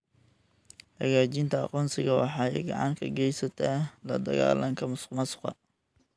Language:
Somali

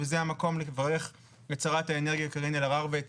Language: Hebrew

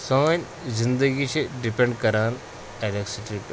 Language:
Kashmiri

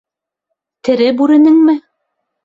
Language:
Bashkir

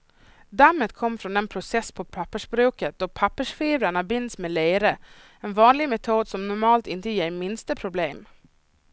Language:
Swedish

